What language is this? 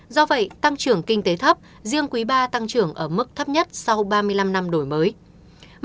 Vietnamese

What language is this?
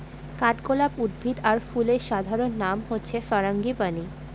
Bangla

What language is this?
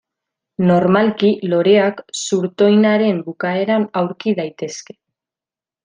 Basque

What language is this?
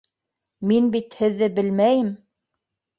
Bashkir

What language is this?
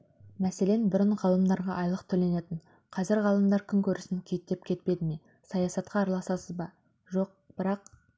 Kazakh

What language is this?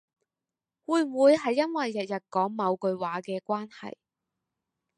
Cantonese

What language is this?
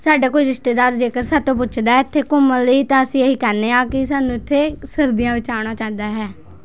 Punjabi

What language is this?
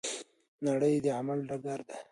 Pashto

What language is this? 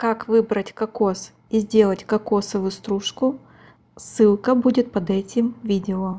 Russian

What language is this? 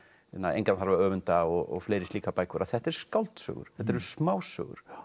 Icelandic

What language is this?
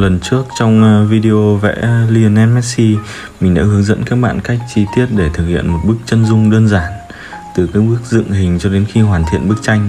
Vietnamese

